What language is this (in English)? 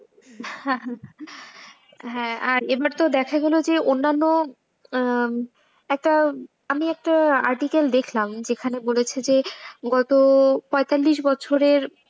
Bangla